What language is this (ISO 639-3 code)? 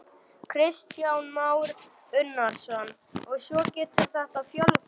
isl